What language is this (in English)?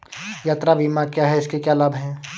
Hindi